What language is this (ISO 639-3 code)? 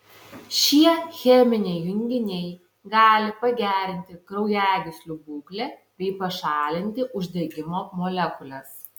lit